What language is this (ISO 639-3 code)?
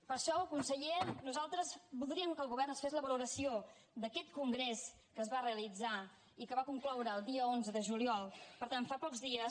cat